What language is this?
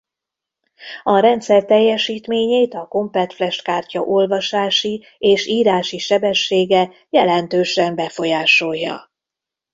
Hungarian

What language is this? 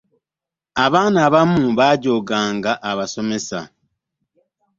Ganda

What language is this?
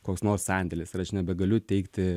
Lithuanian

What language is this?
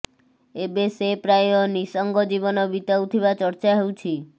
Odia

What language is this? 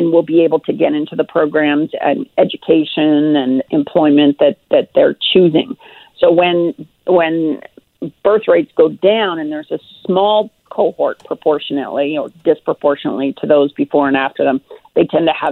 English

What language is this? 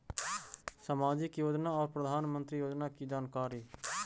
Magahi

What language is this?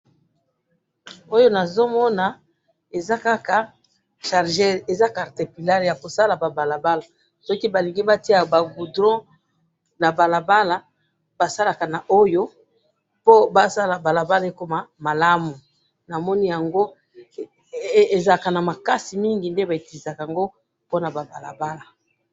Lingala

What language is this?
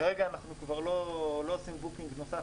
Hebrew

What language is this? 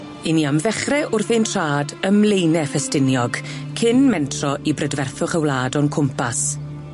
Welsh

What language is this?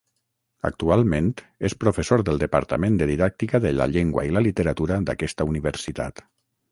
Catalan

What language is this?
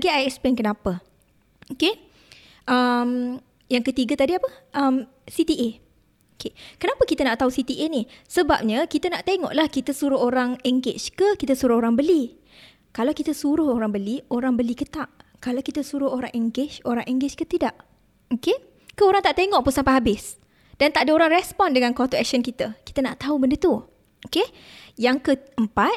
Malay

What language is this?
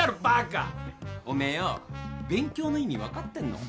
Japanese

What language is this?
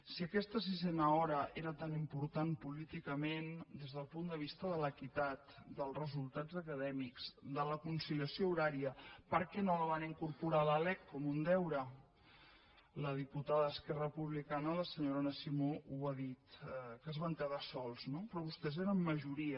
Catalan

